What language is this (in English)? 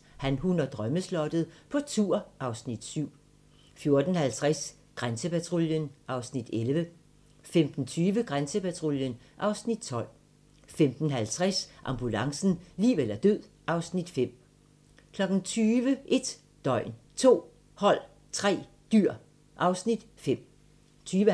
Danish